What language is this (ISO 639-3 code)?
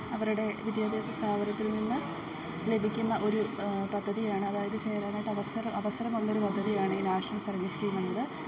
mal